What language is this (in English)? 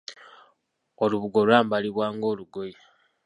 Ganda